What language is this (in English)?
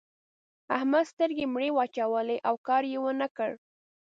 Pashto